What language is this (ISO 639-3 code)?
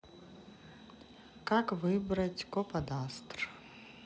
rus